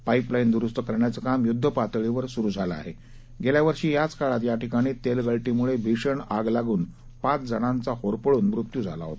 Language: Marathi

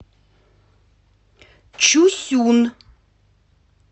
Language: Russian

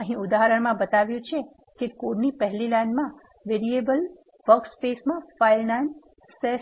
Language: Gujarati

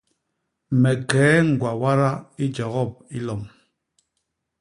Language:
Basaa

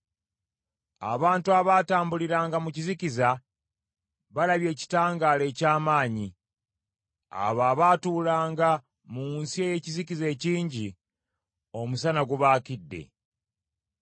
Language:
Ganda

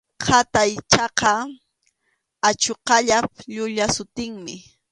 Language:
Arequipa-La Unión Quechua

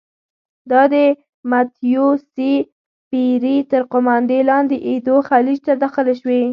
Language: Pashto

